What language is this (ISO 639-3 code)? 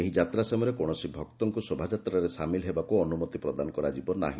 ori